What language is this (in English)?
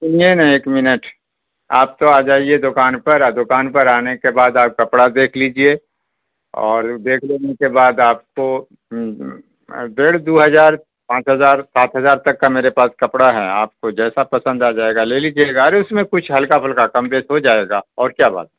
Urdu